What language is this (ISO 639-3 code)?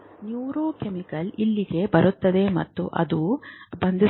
kan